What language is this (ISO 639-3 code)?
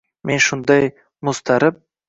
uzb